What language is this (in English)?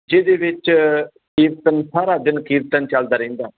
Punjabi